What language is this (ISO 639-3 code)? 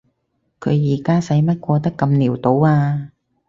yue